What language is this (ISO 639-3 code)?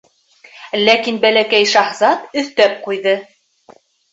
bak